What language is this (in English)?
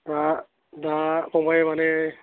Bodo